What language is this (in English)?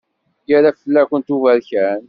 Kabyle